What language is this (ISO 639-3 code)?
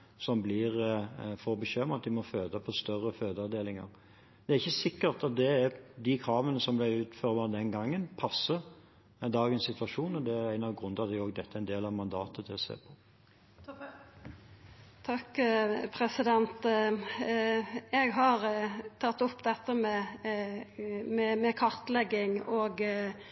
nor